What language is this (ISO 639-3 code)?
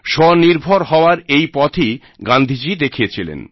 ben